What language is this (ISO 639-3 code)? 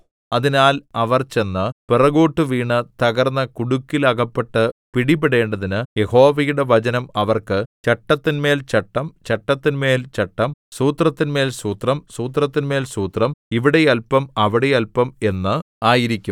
mal